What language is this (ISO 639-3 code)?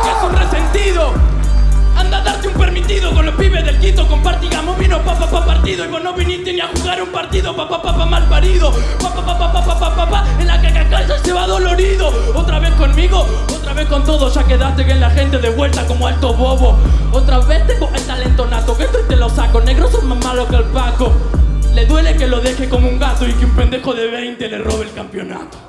spa